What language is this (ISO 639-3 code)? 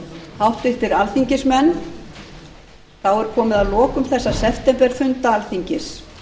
isl